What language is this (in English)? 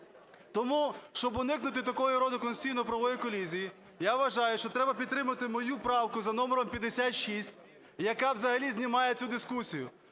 Ukrainian